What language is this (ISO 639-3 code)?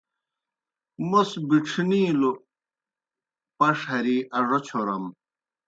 plk